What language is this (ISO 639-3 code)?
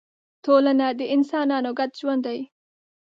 pus